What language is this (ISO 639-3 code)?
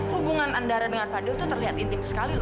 ind